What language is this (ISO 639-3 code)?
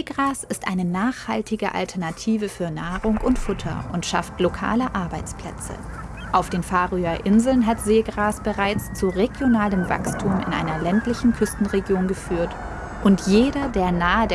deu